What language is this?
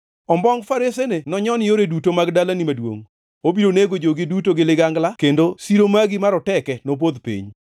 Luo (Kenya and Tanzania)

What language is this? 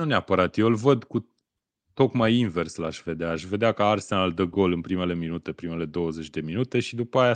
Romanian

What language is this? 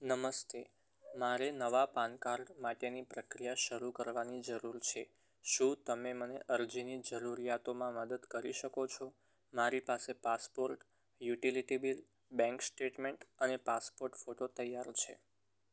Gujarati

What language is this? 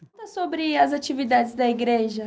Portuguese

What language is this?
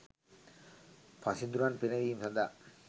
Sinhala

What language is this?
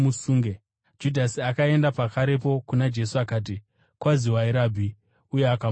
Shona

